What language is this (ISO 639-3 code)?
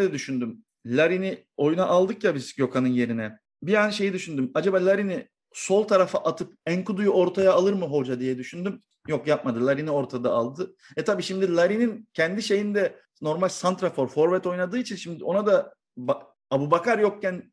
tur